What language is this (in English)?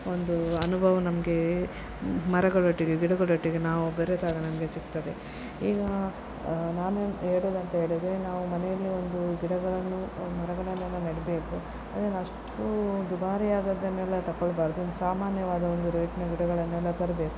Kannada